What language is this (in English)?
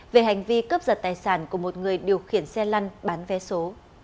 Vietnamese